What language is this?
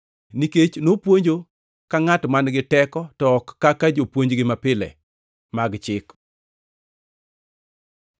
Luo (Kenya and Tanzania)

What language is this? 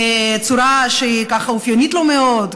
Hebrew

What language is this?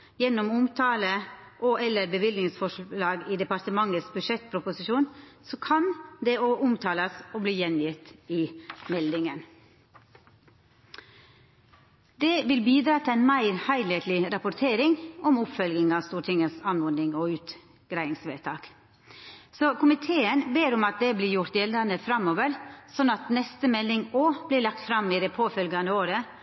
Norwegian Nynorsk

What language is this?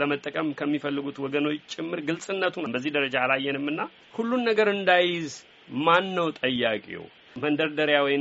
Amharic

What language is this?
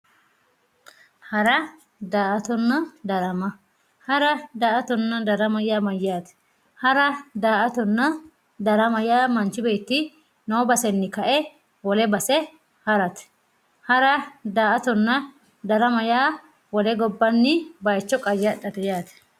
Sidamo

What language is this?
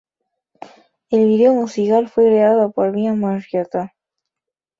Spanish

